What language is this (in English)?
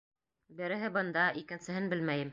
Bashkir